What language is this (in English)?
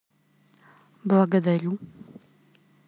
Russian